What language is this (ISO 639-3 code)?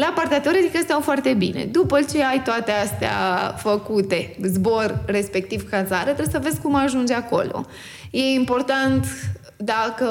ron